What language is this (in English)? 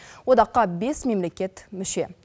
Kazakh